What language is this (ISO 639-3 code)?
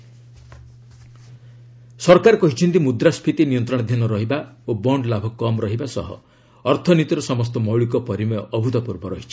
ori